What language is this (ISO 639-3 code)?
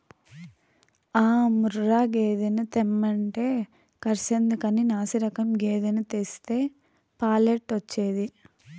tel